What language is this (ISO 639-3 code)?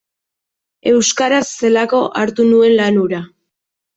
eus